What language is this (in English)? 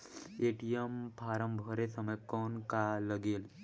Chhattisgarhi